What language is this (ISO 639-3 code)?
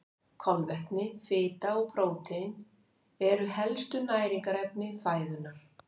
isl